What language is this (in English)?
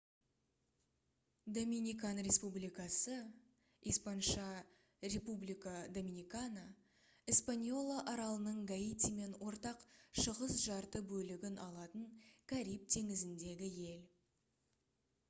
Kazakh